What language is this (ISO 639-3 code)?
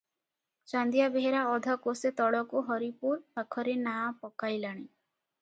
ori